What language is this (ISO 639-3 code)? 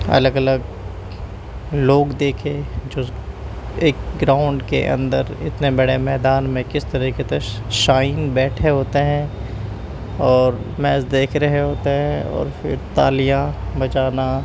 urd